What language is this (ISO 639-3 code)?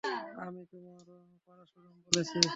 ben